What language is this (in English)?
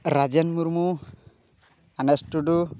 Santali